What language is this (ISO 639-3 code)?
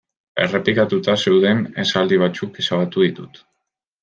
eus